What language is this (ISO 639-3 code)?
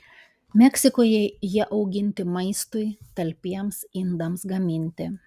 lit